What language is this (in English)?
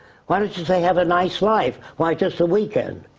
English